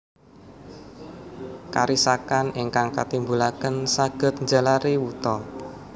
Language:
Javanese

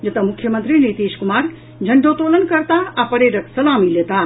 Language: Maithili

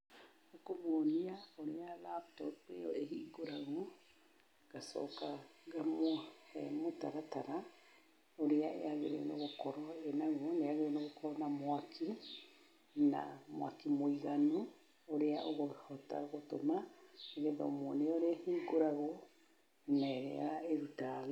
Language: Kikuyu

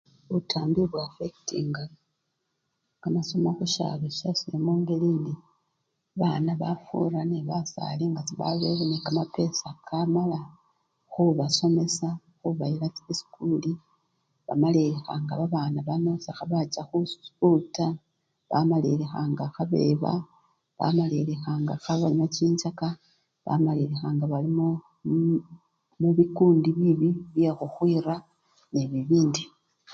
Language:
Luyia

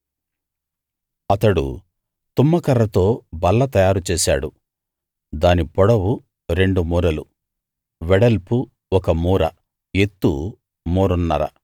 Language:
Telugu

